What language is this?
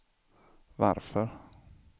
Swedish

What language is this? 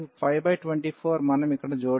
Telugu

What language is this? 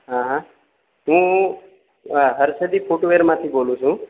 Gujarati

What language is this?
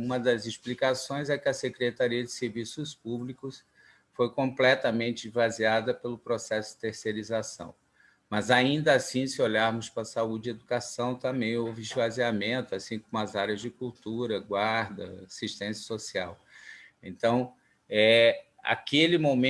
Portuguese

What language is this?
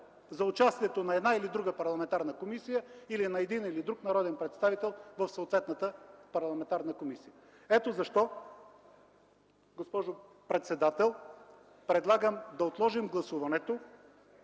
Bulgarian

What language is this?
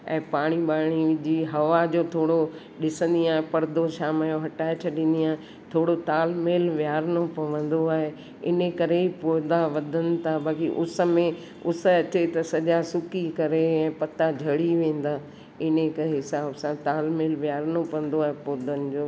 Sindhi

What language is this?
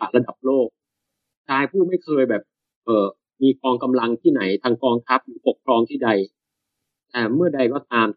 Thai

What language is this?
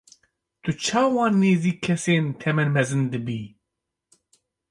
Kurdish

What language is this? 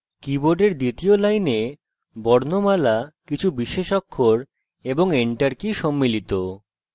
Bangla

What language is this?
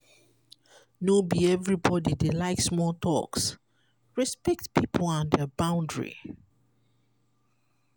Nigerian Pidgin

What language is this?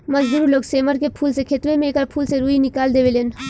Bhojpuri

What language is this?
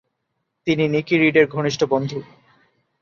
Bangla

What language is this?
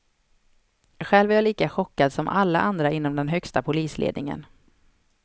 Swedish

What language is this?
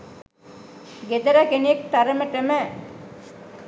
Sinhala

